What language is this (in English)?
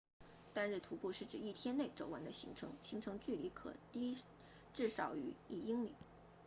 Chinese